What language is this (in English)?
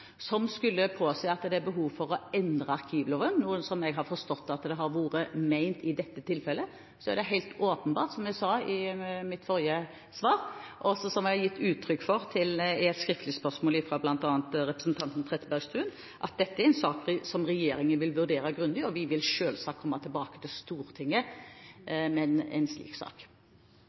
Norwegian Bokmål